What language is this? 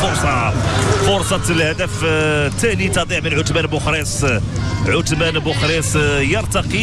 Arabic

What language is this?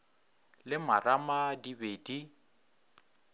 Northern Sotho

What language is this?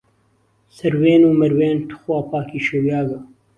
Central Kurdish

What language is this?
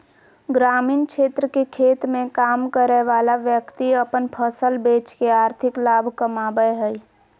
Magahi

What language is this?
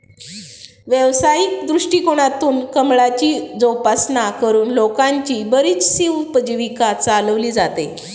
Marathi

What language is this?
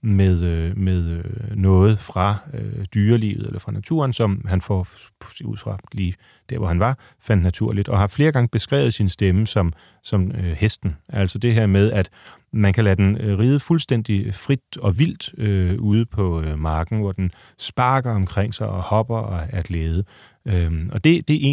Danish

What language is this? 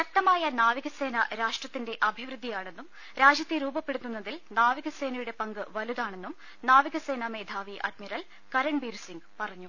Malayalam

